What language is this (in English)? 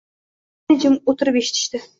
Uzbek